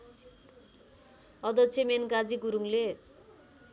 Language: Nepali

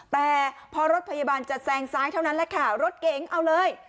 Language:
Thai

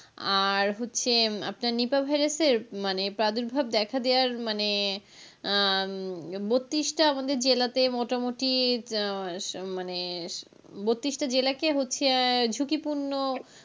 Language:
Bangla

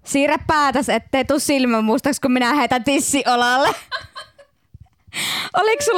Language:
Finnish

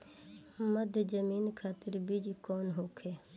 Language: Bhojpuri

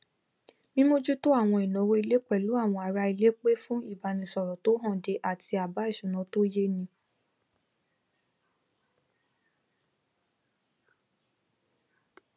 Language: Yoruba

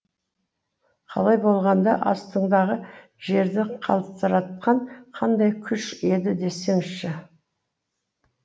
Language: Kazakh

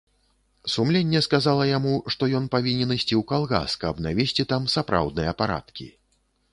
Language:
Belarusian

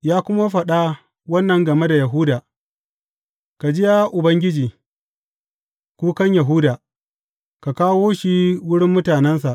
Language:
Hausa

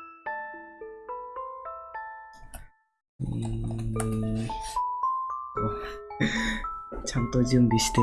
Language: Japanese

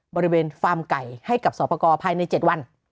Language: Thai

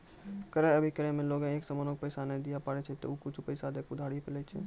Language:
Maithili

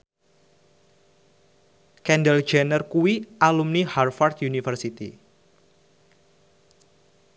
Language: Javanese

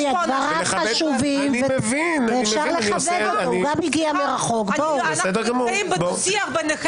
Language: Hebrew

